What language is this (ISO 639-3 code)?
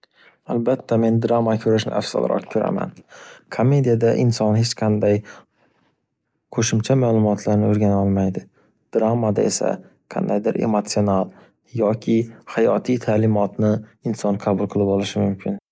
uzb